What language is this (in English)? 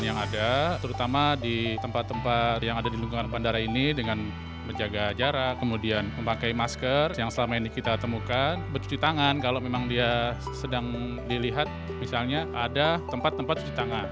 Indonesian